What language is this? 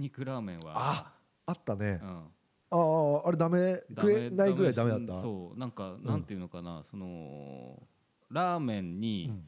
Japanese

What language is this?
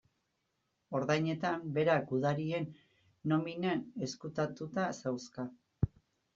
Basque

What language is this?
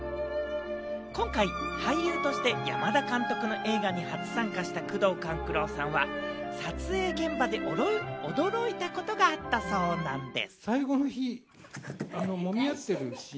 Japanese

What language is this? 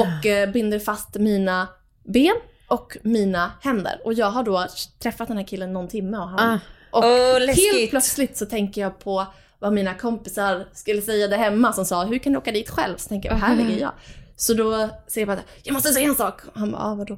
Swedish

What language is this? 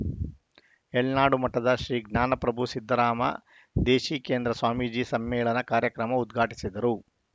Kannada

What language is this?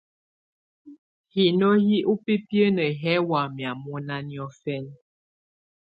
Tunen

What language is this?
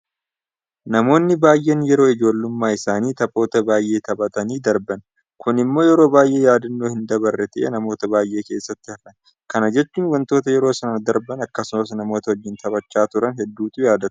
Oromo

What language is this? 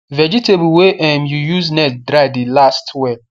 Nigerian Pidgin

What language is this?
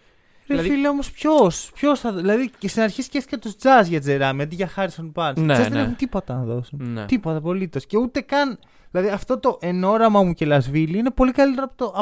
Greek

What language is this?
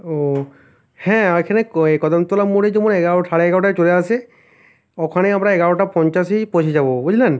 Bangla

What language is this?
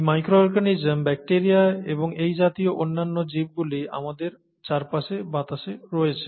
Bangla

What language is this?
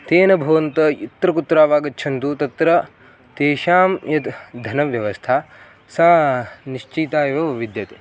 Sanskrit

